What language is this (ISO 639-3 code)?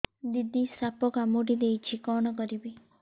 ori